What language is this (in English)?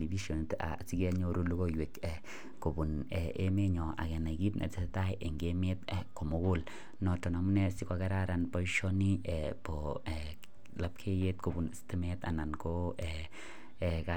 Kalenjin